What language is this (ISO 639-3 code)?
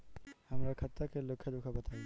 bho